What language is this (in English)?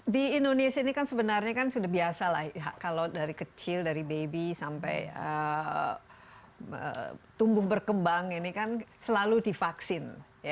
Indonesian